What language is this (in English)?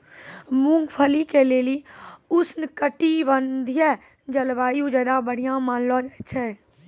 Maithili